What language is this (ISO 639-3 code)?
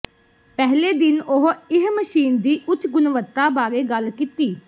pan